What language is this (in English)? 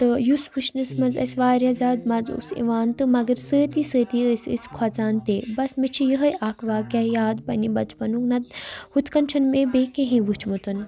Kashmiri